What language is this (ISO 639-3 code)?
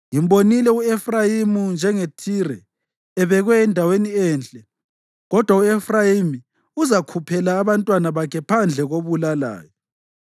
nde